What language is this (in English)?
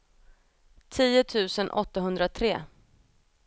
Swedish